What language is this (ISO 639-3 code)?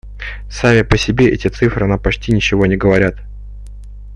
rus